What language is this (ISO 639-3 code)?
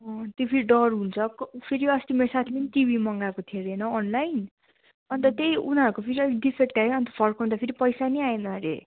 nep